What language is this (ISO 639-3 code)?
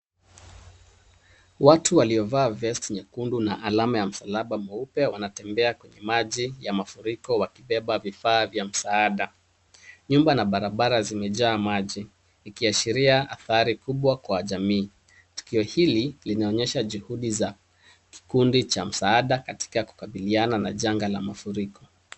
swa